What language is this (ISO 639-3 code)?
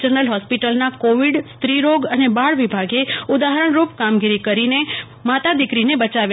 guj